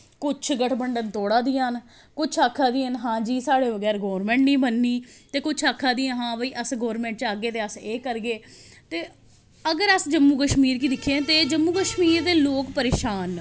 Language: Dogri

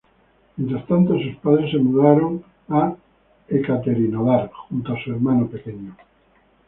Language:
Spanish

